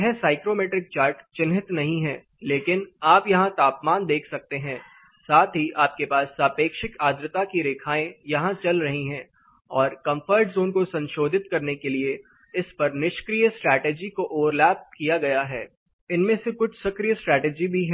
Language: Hindi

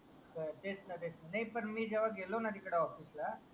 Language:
Marathi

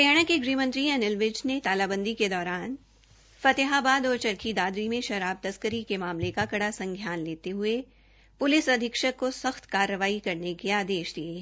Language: Hindi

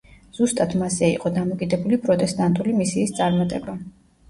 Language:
Georgian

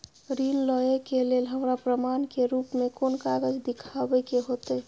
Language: Maithili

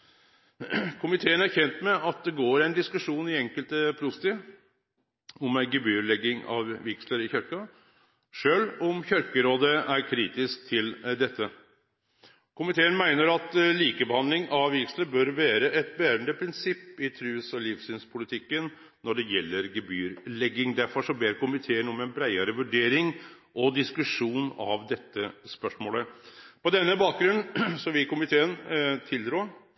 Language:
Norwegian Nynorsk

